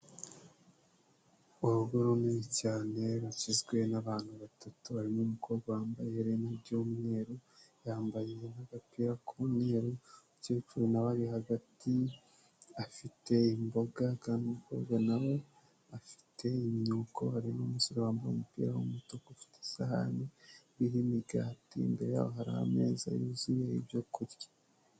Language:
Kinyarwanda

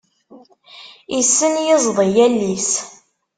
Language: Kabyle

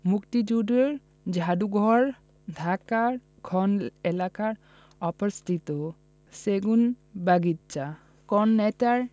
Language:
Bangla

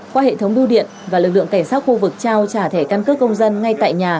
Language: Vietnamese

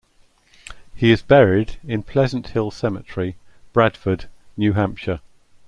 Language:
English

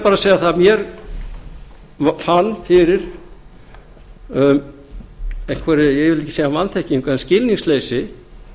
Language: Icelandic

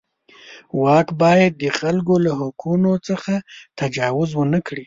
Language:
Pashto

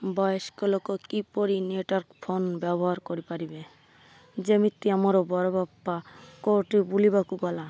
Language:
Odia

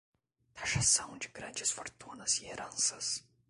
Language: Portuguese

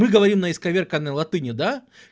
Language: Russian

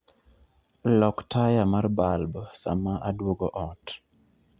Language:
Luo (Kenya and Tanzania)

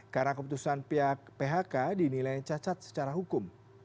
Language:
Indonesian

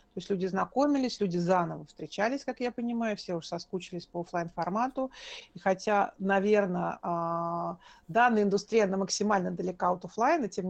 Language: Russian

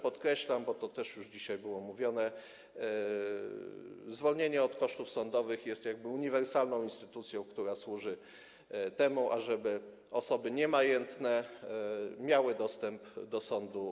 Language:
Polish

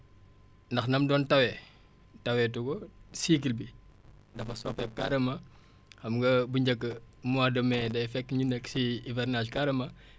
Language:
Wolof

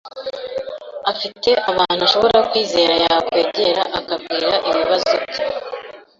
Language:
Kinyarwanda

